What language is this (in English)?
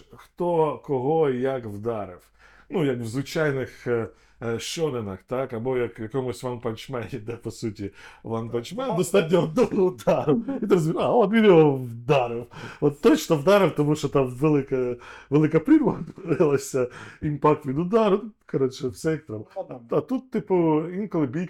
Ukrainian